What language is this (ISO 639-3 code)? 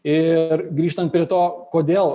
lit